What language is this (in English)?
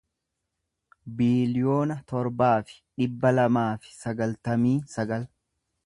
Oromo